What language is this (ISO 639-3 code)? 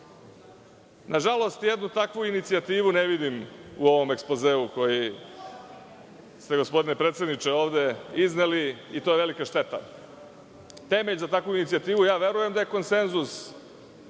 srp